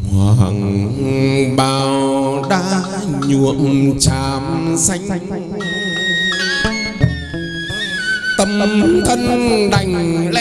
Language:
Vietnamese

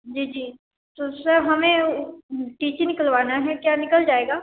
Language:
Hindi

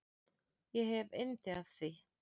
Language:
Icelandic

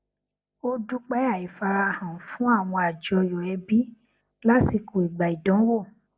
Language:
Yoruba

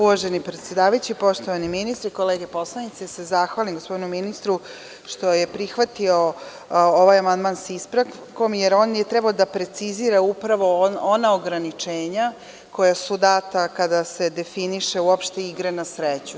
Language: Serbian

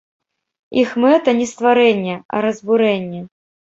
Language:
Belarusian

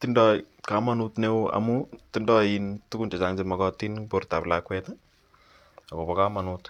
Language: Kalenjin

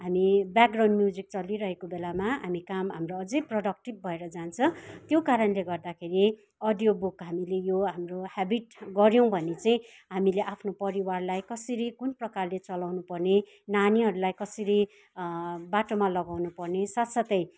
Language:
Nepali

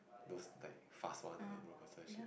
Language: English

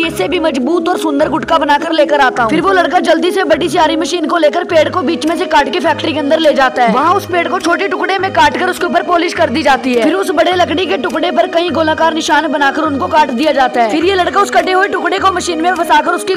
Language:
Hindi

